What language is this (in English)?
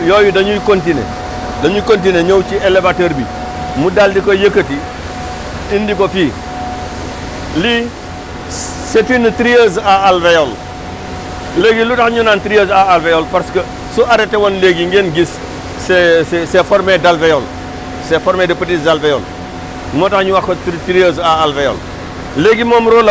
Wolof